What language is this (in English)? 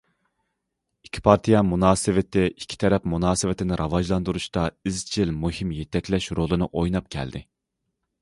Uyghur